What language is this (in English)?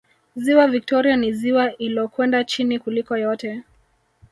Swahili